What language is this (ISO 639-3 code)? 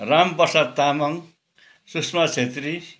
nep